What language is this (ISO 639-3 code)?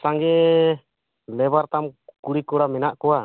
sat